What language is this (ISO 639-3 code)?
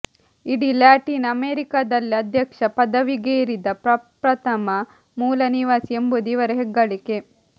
kan